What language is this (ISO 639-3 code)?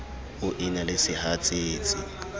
sot